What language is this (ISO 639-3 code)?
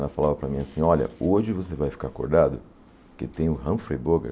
por